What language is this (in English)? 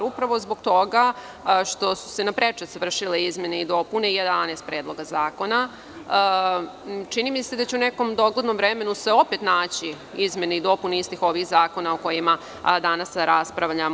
Serbian